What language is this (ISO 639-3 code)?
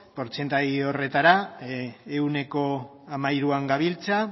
eus